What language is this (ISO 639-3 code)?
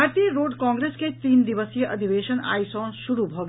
mai